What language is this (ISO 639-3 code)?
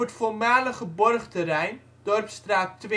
nld